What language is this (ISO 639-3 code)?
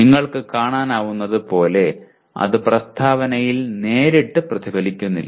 mal